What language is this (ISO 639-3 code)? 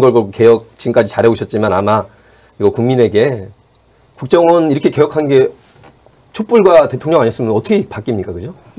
kor